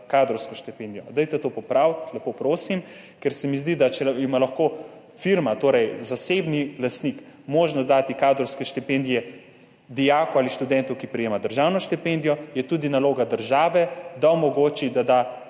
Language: Slovenian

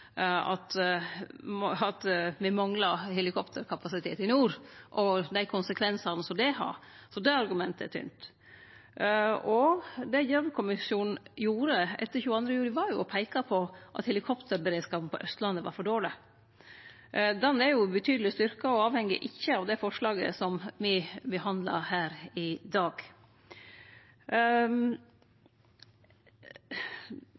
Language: Norwegian Nynorsk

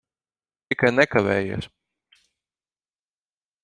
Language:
Latvian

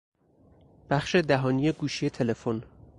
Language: Persian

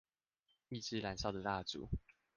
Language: Chinese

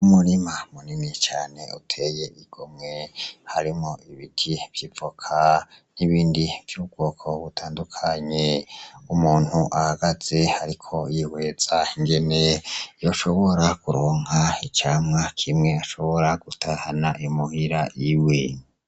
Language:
Rundi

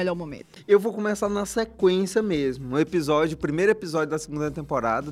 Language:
Portuguese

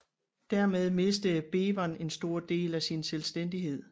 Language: Danish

